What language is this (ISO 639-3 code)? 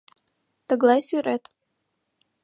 chm